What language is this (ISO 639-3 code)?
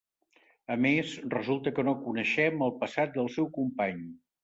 cat